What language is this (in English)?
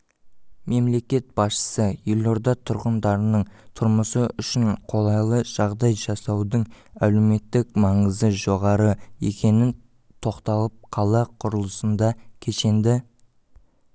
Kazakh